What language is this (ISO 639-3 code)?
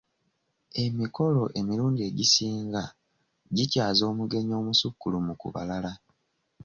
lug